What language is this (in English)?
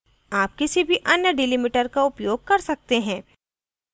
Hindi